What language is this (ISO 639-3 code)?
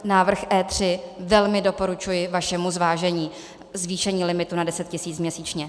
ces